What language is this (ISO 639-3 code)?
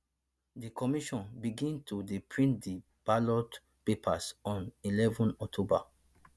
pcm